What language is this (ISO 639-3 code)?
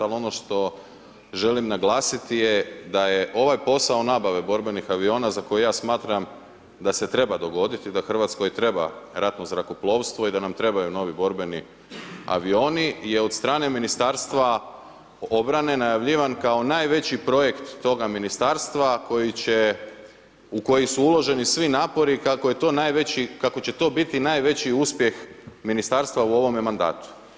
hrv